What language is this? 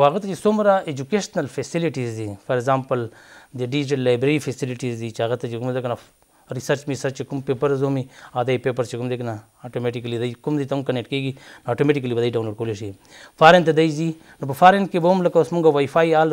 Romanian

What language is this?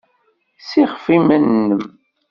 Kabyle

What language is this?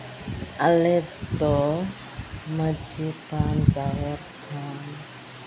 Santali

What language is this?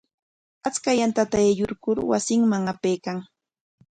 Corongo Ancash Quechua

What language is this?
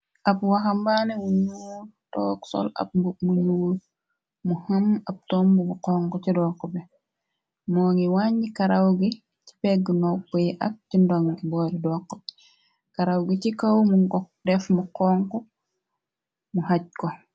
Wolof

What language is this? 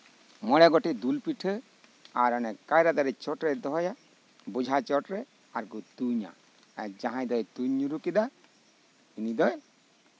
Santali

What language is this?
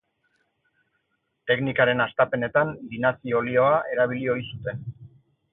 Basque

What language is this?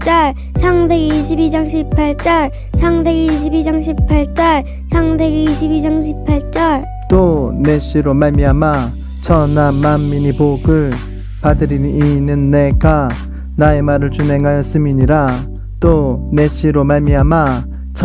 Korean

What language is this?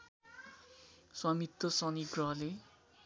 Nepali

